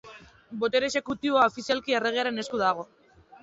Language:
Basque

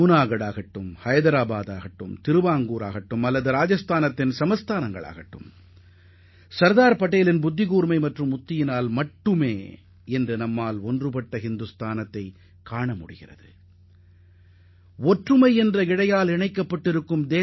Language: Tamil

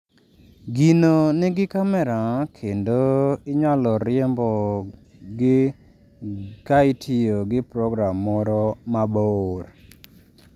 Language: Luo (Kenya and Tanzania)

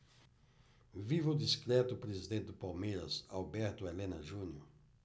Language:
Portuguese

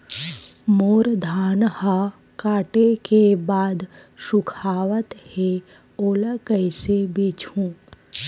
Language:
Chhattisgarhi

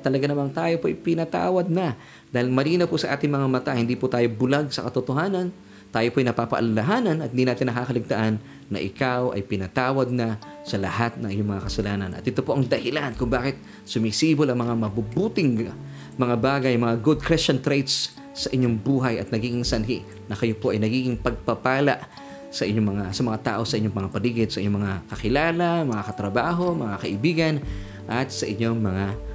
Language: Filipino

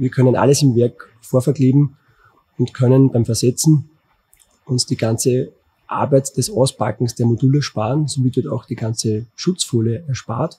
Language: German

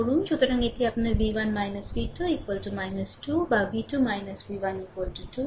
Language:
Bangla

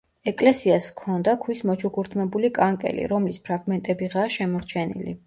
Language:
Georgian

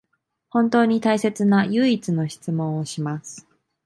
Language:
Japanese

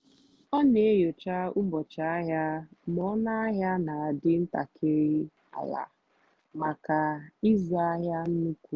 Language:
Igbo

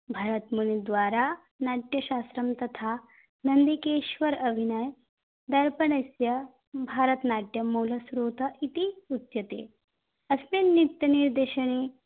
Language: Sanskrit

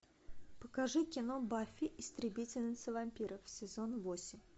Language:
Russian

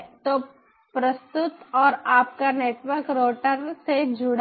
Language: Hindi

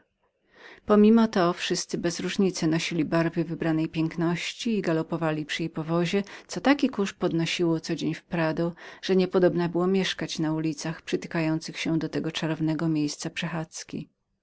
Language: Polish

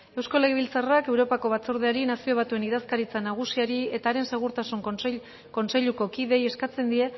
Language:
Basque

